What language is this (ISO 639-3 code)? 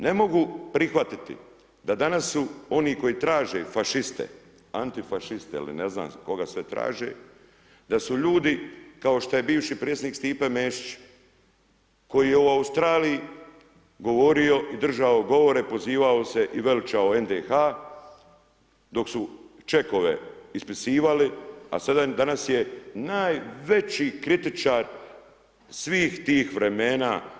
hrv